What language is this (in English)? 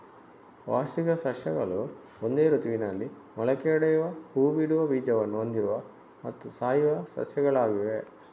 Kannada